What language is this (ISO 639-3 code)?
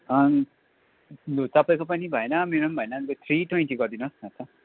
nep